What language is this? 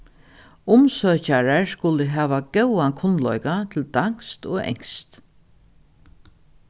Faroese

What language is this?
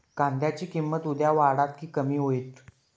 Marathi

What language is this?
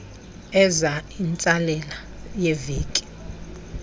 Xhosa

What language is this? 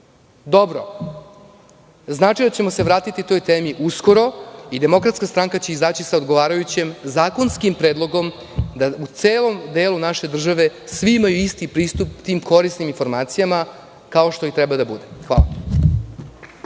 Serbian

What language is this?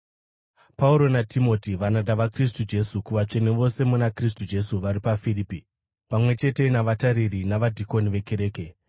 Shona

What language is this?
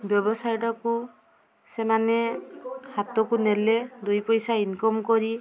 Odia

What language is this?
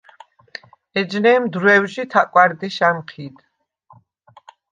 Svan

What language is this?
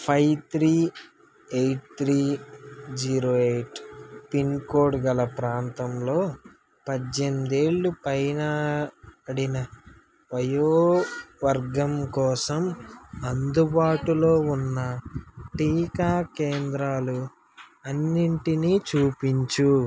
Telugu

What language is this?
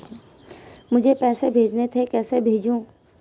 Hindi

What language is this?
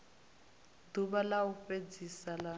Venda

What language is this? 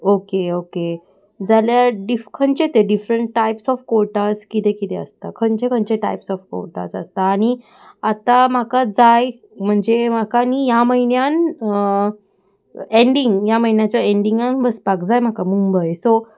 Konkani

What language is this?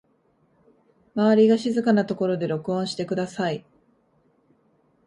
Japanese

